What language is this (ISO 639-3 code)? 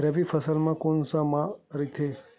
hne